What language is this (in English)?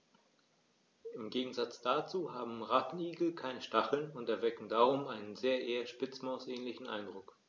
German